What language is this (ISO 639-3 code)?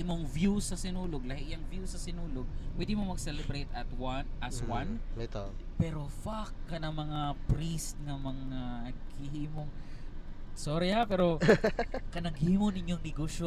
fil